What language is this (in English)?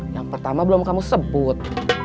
Indonesian